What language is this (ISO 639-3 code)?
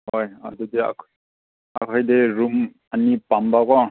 mni